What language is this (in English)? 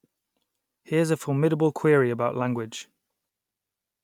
English